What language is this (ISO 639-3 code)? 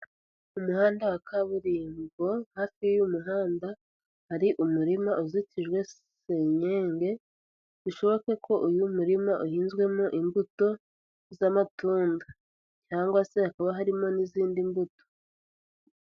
kin